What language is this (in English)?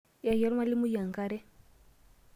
Masai